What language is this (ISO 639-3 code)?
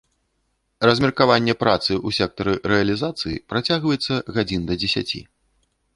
bel